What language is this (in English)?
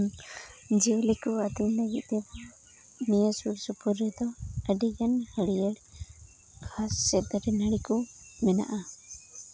Santali